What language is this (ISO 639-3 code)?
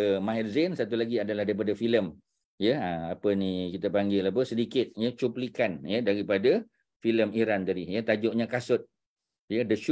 msa